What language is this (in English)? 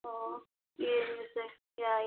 Manipuri